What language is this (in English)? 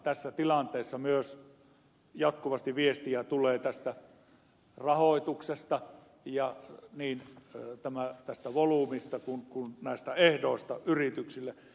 Finnish